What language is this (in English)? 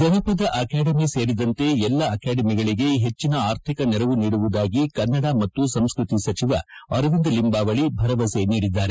Kannada